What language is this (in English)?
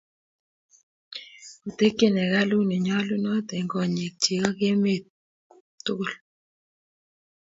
Kalenjin